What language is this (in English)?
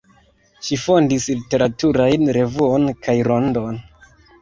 Esperanto